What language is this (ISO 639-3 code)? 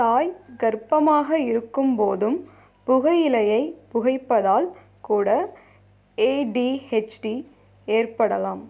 tam